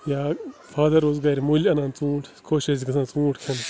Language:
Kashmiri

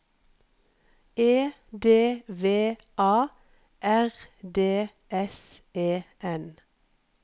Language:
Norwegian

